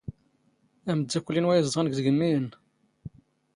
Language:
Standard Moroccan Tamazight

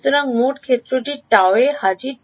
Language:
Bangla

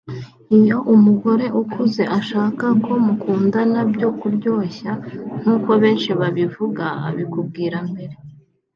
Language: Kinyarwanda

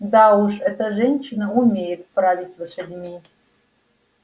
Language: Russian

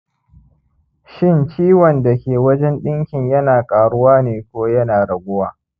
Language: Hausa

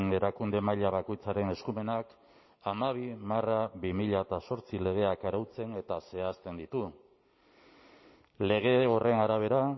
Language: Basque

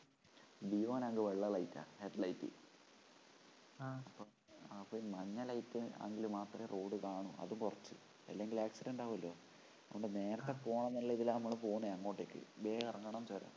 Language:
Malayalam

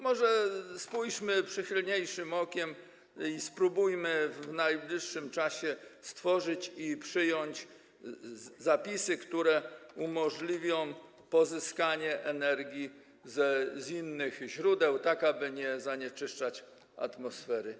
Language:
Polish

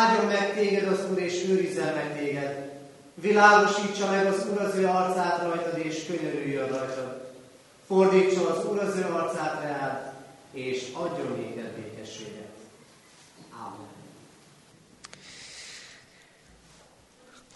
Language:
Hungarian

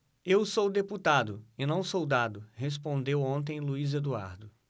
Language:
Portuguese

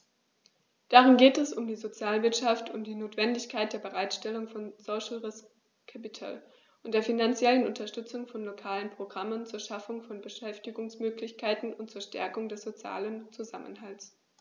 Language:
German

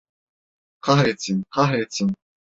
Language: Turkish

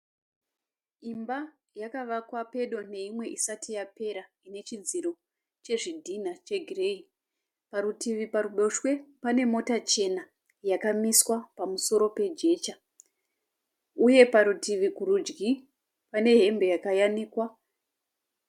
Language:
Shona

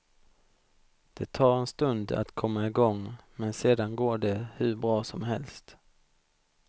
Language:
Swedish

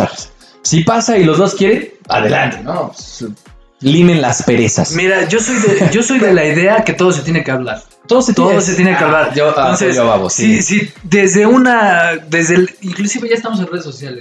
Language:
Spanish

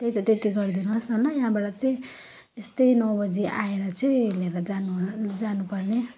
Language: Nepali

